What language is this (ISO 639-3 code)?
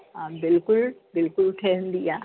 snd